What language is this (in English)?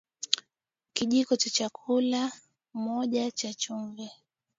Swahili